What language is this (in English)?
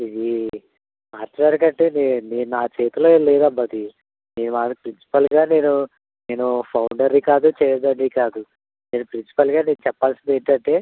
Telugu